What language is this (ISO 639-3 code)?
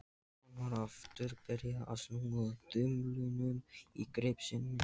isl